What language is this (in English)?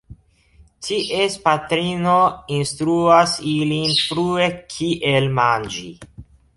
Esperanto